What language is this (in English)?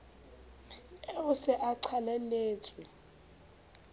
Southern Sotho